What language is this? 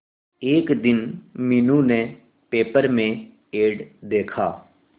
Hindi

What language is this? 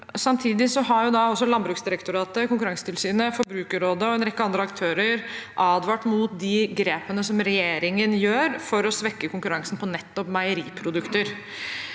Norwegian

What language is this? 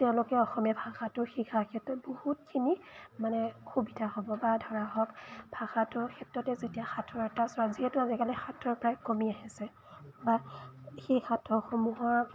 Assamese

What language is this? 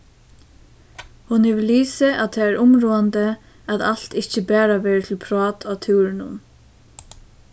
Faroese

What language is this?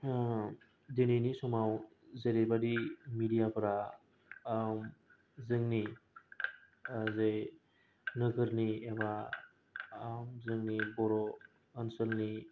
Bodo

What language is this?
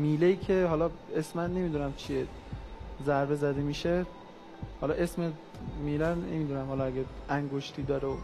Persian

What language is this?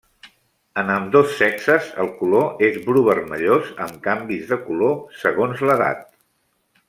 Catalan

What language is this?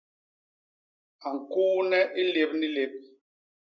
Basaa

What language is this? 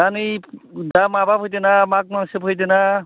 Bodo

